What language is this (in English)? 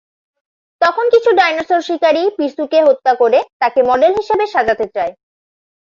Bangla